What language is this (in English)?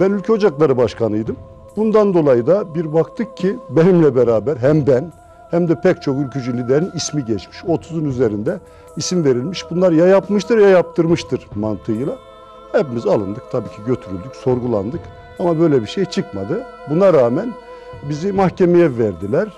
Turkish